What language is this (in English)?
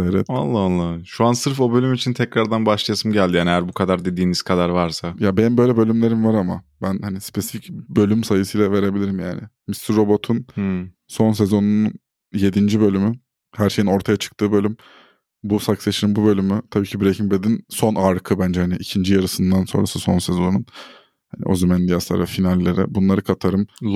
Turkish